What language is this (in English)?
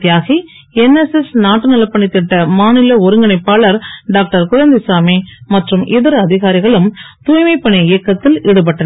Tamil